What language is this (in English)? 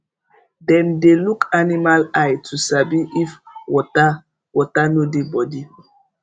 Nigerian Pidgin